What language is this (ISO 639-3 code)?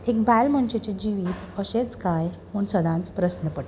kok